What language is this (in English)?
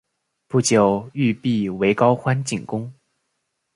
Chinese